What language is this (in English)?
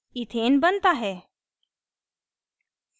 Hindi